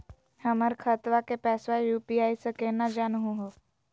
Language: Magahi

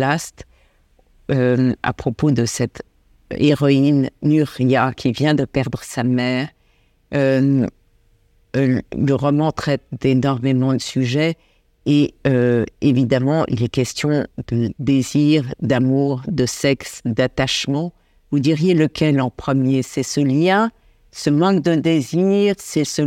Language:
French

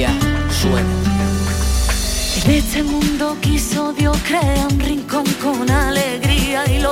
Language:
Spanish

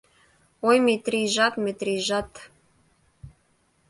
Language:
Mari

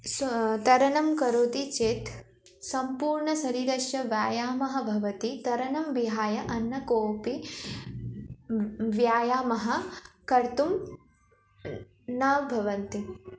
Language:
Sanskrit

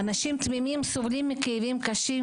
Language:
Hebrew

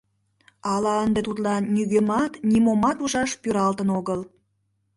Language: Mari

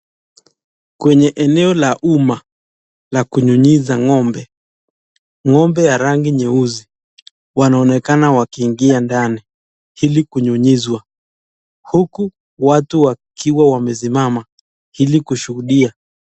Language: Swahili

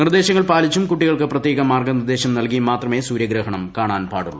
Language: Malayalam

